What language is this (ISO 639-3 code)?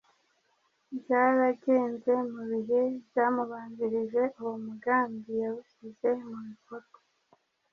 kin